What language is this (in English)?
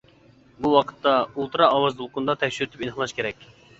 Uyghur